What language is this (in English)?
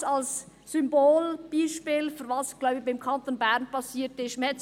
Swiss German